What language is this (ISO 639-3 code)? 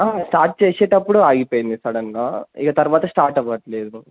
tel